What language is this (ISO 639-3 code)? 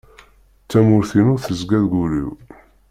kab